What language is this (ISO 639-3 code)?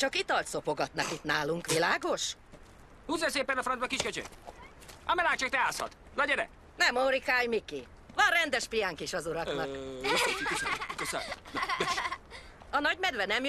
hun